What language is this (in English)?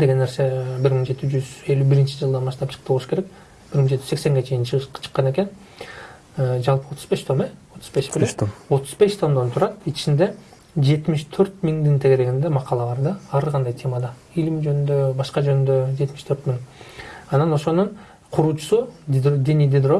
Turkish